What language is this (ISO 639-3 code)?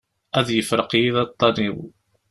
kab